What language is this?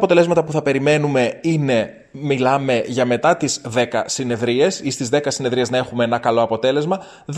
Greek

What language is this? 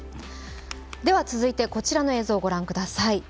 Japanese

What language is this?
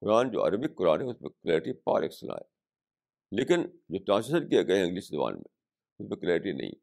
Urdu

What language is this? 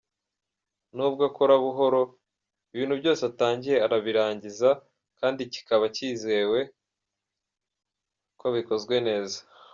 Kinyarwanda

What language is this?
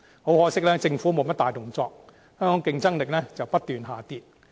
Cantonese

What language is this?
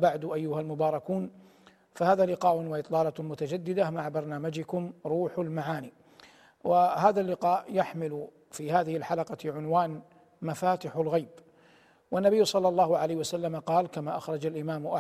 Arabic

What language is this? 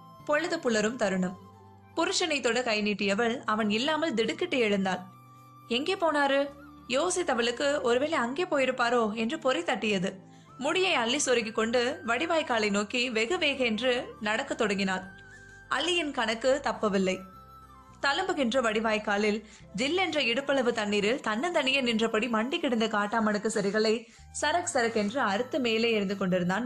Tamil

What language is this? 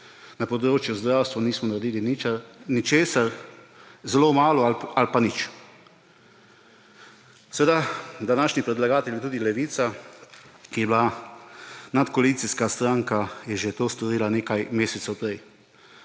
Slovenian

